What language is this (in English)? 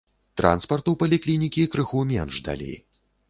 Belarusian